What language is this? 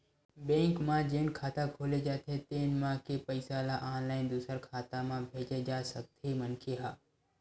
Chhattisgarhi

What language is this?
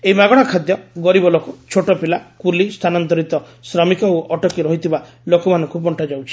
Odia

